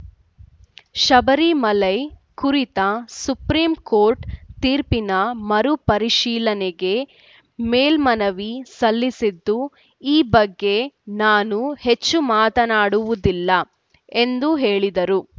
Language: Kannada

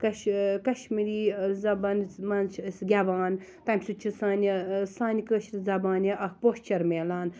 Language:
Kashmiri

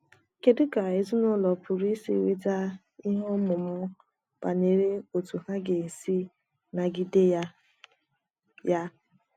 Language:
Igbo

